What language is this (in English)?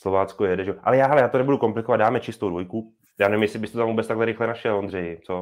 Czech